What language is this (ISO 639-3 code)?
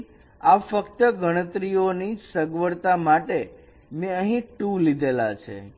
guj